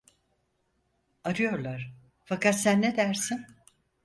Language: Turkish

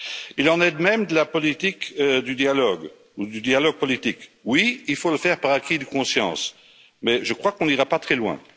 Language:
French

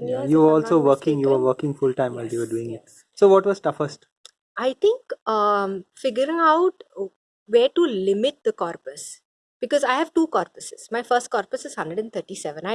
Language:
English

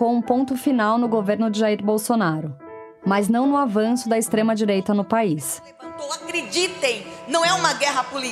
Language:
Portuguese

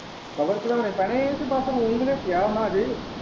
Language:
Punjabi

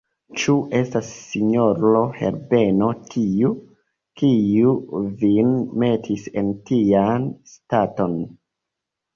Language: Esperanto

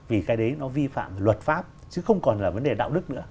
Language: Vietnamese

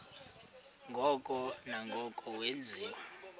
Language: Xhosa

